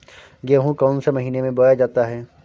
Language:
Hindi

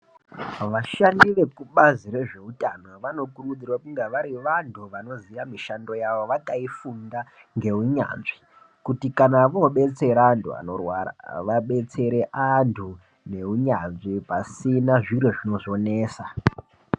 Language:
Ndau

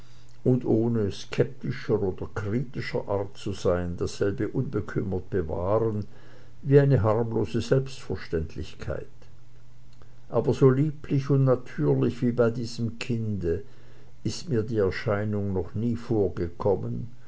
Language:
German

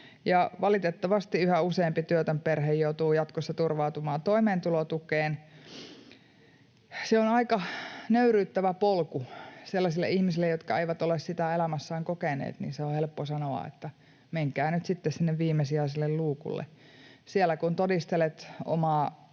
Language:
Finnish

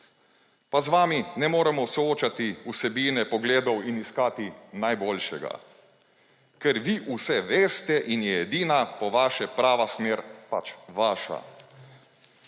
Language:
Slovenian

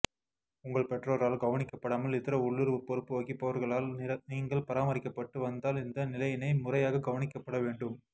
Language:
Tamil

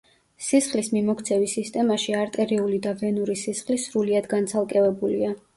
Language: Georgian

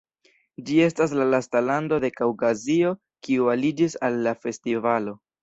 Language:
Esperanto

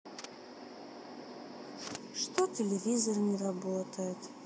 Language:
Russian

